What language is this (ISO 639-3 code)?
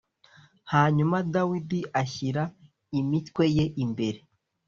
kin